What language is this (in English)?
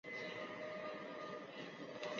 Chinese